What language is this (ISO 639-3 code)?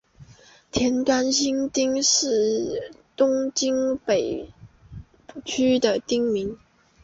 zho